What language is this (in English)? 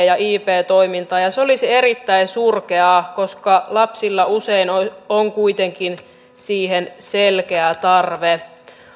Finnish